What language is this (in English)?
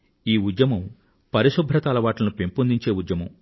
Telugu